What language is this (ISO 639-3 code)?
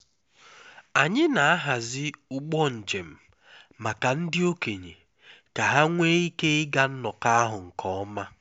ibo